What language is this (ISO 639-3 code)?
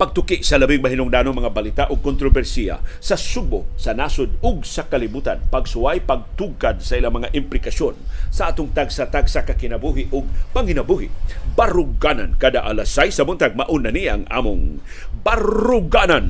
fil